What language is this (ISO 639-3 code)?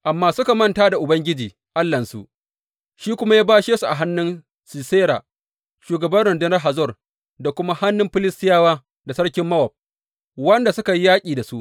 hau